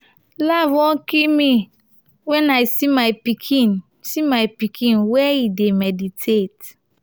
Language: Nigerian Pidgin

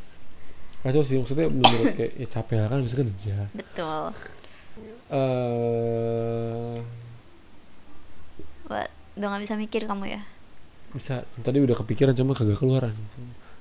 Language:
Indonesian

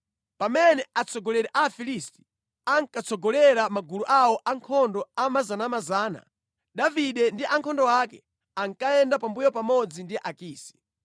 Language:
Nyanja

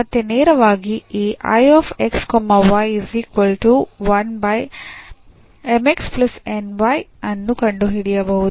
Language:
Kannada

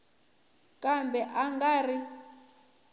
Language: Tsonga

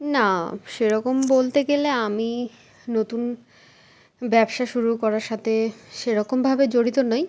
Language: Bangla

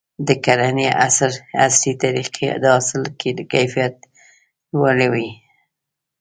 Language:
Pashto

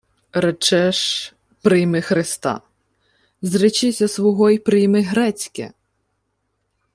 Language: Ukrainian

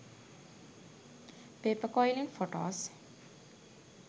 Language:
Sinhala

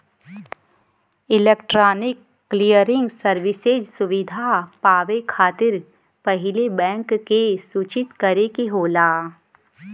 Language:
Bhojpuri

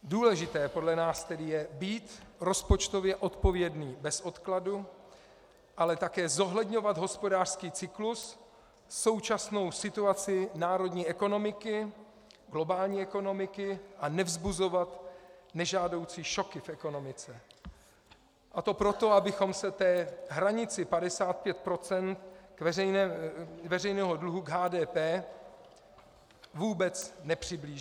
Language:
Czech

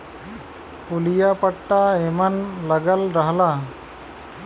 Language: Bhojpuri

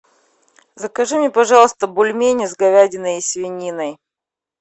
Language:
Russian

